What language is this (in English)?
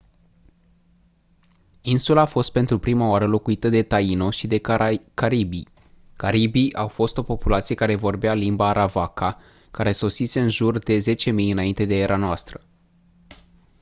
Romanian